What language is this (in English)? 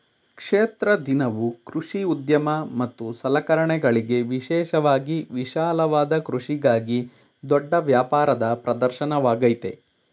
Kannada